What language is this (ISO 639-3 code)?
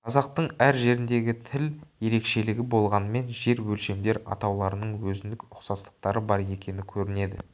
kaz